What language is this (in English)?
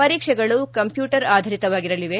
Kannada